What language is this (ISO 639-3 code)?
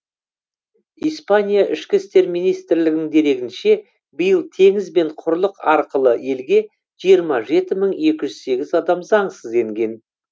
kaz